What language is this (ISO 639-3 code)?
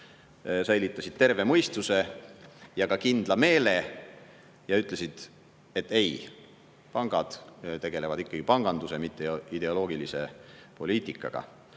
est